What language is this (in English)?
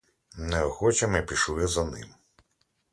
Ukrainian